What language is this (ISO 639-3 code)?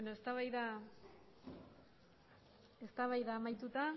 eus